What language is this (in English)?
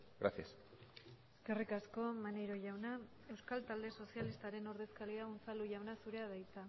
Basque